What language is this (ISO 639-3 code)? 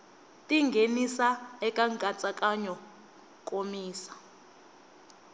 tso